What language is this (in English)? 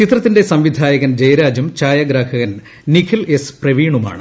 Malayalam